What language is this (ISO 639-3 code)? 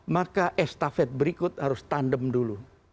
ind